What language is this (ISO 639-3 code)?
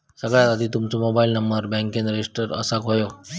mar